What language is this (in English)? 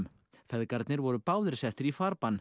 Icelandic